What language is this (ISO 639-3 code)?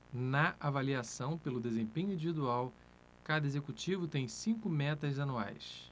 por